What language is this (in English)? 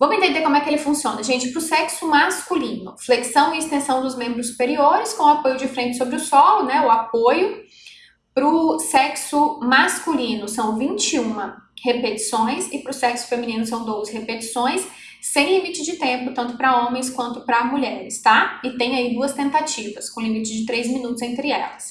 Portuguese